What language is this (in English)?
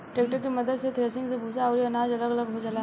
Bhojpuri